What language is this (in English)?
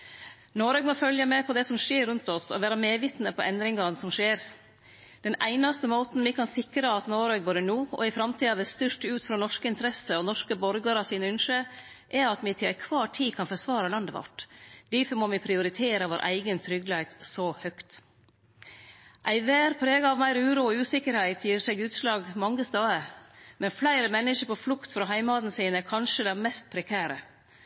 Norwegian Nynorsk